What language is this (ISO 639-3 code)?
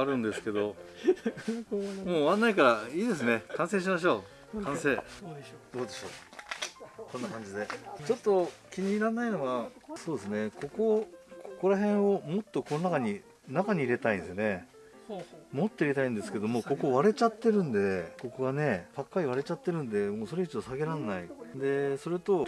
jpn